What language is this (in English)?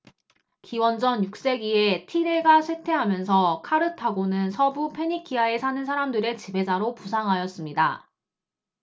Korean